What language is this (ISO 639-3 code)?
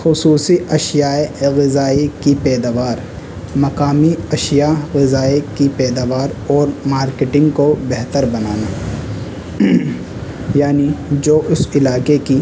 urd